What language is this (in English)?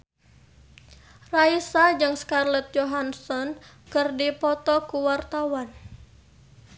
Sundanese